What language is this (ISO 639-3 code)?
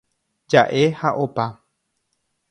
grn